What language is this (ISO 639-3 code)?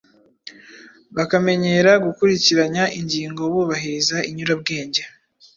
kin